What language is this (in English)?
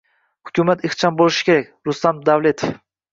Uzbek